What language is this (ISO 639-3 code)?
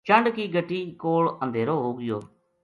gju